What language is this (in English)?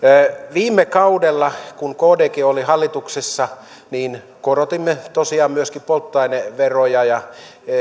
Finnish